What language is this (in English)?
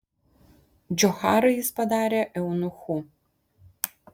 Lithuanian